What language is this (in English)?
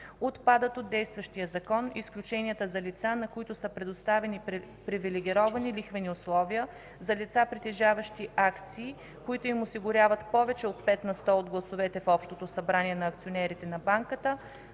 Bulgarian